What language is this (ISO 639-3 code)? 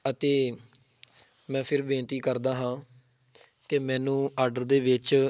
pan